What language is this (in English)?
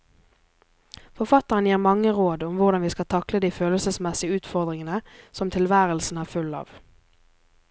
Norwegian